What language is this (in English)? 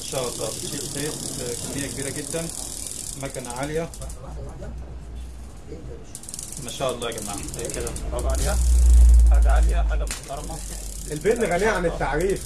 Arabic